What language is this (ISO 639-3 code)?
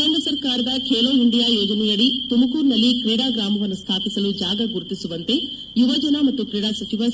kan